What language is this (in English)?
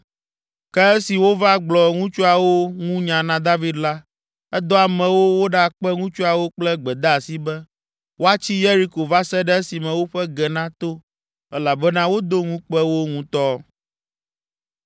Ewe